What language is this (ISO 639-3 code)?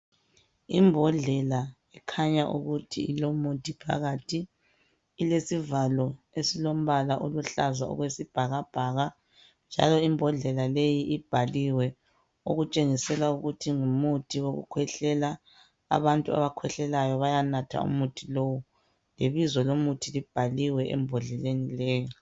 nde